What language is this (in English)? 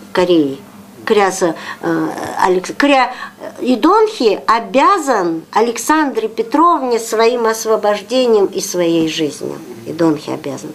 Korean